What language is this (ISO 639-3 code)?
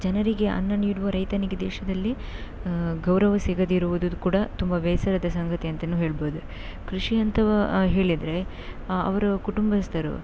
kan